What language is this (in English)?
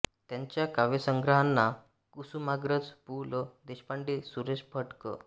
Marathi